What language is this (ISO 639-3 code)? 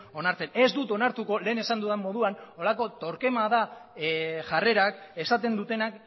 eus